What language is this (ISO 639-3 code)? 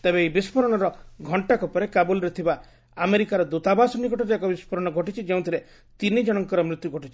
ori